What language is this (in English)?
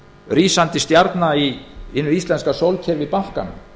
Icelandic